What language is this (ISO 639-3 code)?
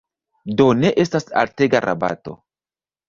epo